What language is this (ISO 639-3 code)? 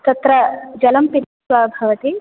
san